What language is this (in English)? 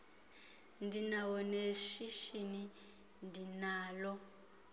Xhosa